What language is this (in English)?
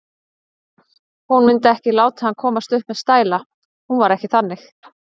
Icelandic